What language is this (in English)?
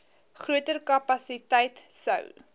Afrikaans